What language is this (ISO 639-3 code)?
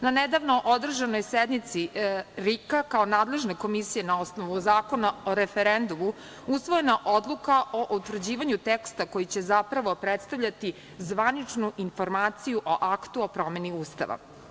srp